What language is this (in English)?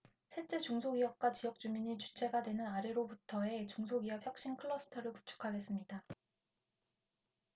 Korean